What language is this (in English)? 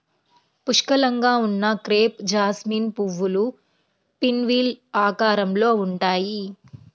Telugu